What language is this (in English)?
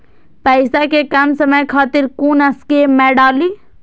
Maithili